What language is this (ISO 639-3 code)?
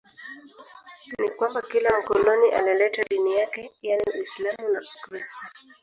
swa